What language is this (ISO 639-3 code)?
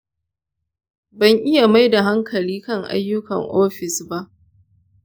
hau